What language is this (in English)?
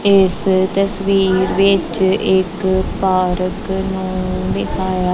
Punjabi